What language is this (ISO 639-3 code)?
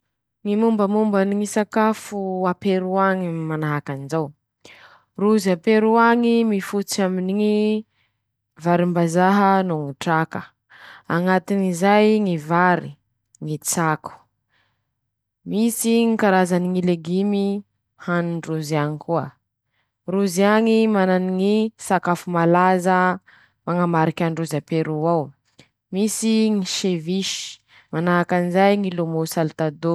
msh